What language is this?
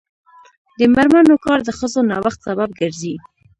Pashto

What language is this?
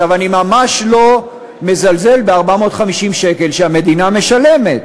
Hebrew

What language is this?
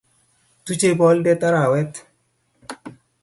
Kalenjin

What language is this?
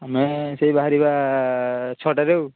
Odia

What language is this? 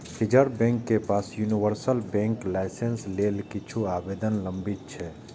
Maithili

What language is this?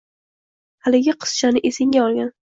Uzbek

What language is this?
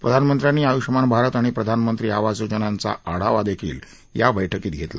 Marathi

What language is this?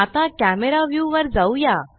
Marathi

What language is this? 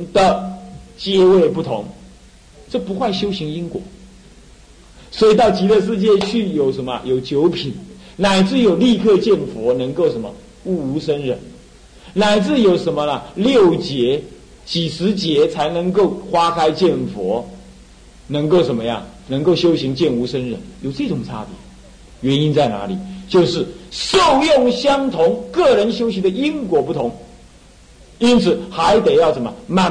Chinese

